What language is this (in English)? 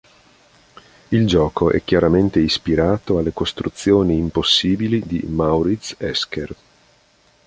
Italian